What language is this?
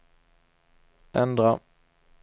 Swedish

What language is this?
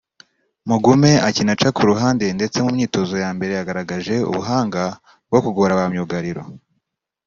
Kinyarwanda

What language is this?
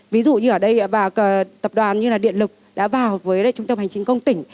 Vietnamese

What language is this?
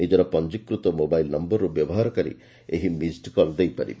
Odia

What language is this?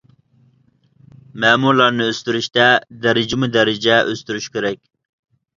Uyghur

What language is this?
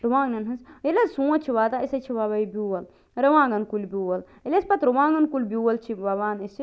Kashmiri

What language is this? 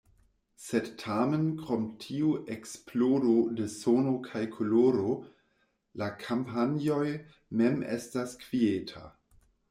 Esperanto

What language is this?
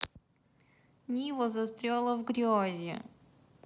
Russian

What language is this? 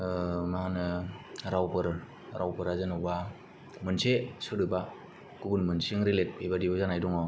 Bodo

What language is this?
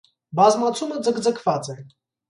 Armenian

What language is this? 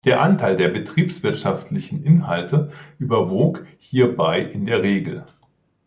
German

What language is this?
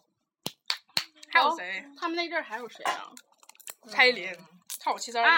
Chinese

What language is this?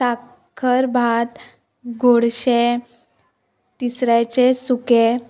Konkani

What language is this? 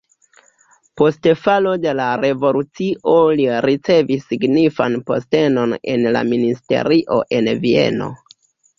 Esperanto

